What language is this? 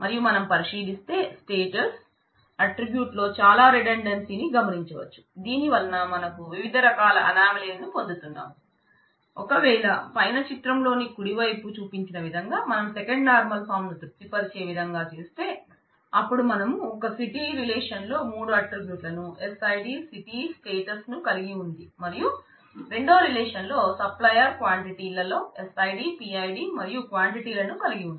Telugu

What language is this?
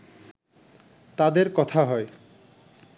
Bangla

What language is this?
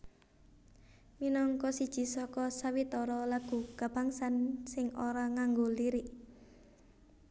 Javanese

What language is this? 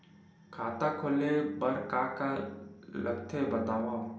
Chhattisgarhi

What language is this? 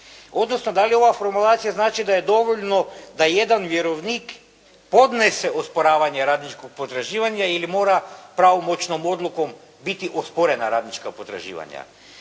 Croatian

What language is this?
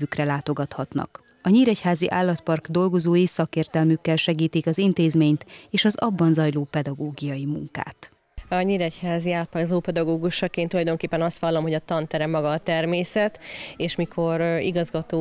Hungarian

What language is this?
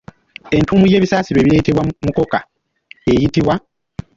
Ganda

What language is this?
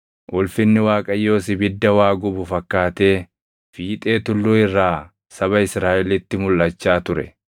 Oromo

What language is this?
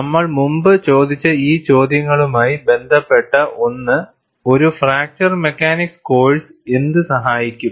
Malayalam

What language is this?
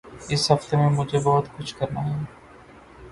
Urdu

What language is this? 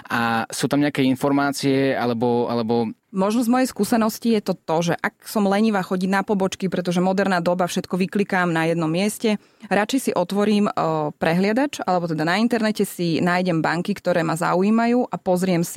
Slovak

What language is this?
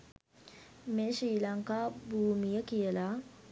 Sinhala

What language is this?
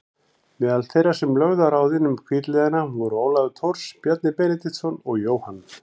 Icelandic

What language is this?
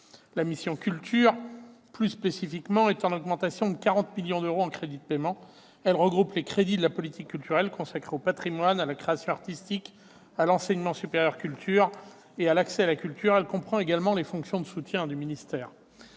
French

